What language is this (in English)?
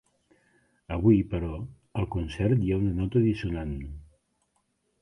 Catalan